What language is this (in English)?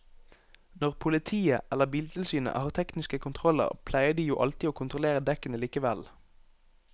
Norwegian